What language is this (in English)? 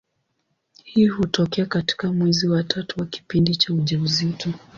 Swahili